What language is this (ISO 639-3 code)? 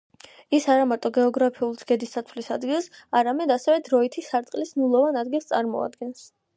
kat